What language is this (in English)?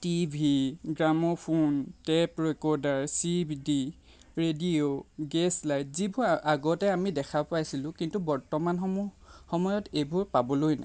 Assamese